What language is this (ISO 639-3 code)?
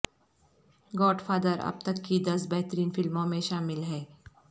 urd